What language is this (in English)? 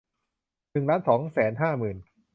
Thai